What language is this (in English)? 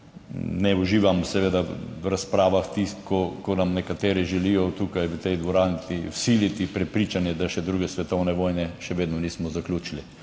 Slovenian